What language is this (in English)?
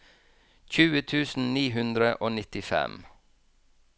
Norwegian